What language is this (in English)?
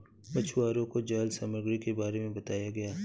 Hindi